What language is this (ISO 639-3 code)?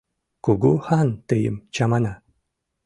chm